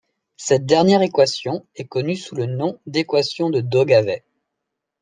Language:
French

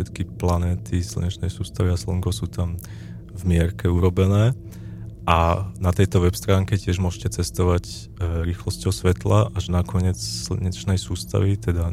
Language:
Slovak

